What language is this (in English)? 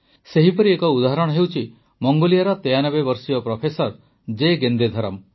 Odia